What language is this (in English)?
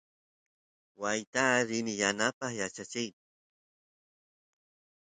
Santiago del Estero Quichua